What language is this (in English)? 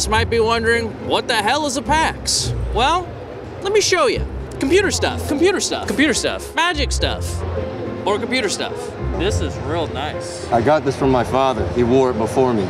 English